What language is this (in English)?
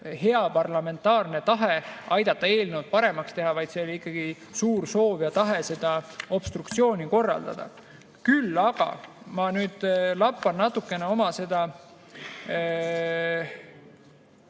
Estonian